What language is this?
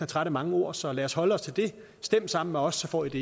Danish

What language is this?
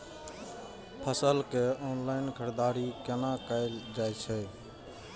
Maithili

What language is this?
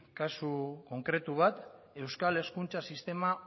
Basque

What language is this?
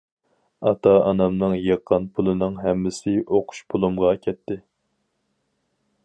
Uyghur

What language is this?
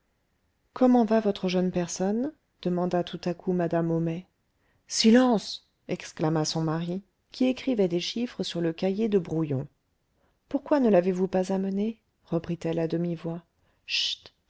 French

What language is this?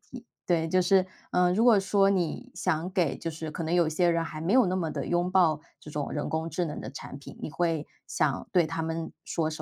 Chinese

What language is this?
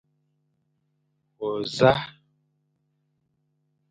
Fang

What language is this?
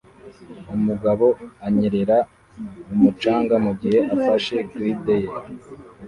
Kinyarwanda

